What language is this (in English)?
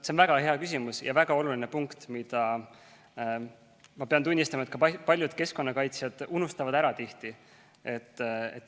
Estonian